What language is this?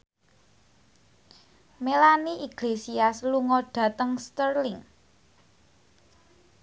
Javanese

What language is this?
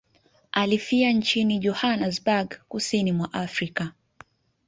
Swahili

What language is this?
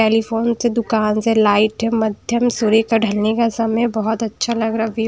Hindi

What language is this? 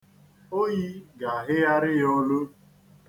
Igbo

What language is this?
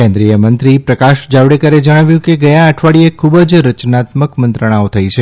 Gujarati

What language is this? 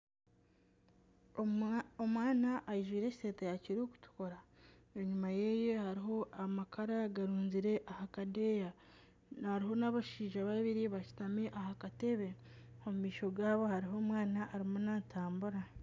Nyankole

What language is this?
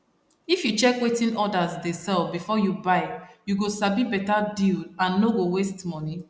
Nigerian Pidgin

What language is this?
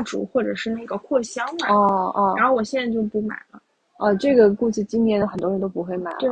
Chinese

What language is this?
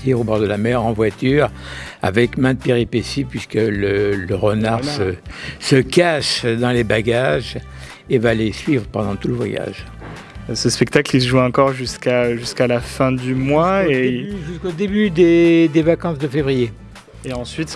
French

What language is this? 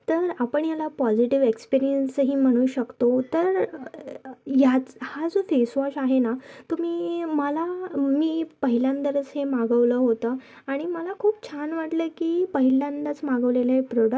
Marathi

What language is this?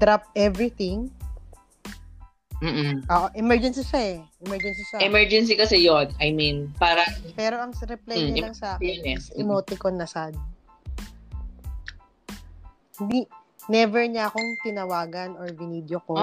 Filipino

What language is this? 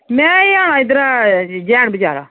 Dogri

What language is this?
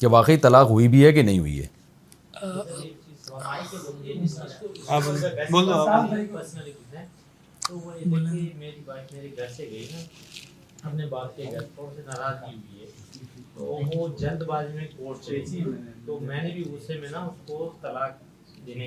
Urdu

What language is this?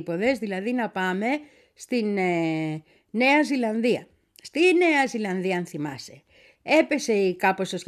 Greek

